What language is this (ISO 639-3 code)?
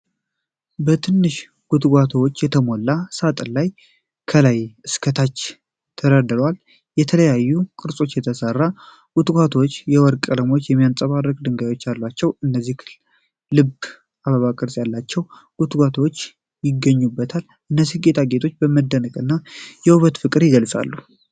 amh